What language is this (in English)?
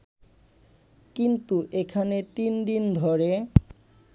Bangla